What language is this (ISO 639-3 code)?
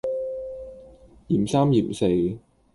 yue